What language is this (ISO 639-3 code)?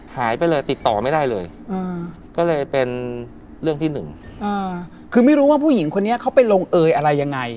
tha